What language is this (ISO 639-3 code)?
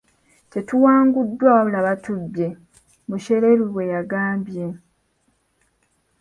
lug